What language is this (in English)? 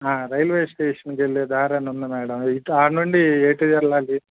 Telugu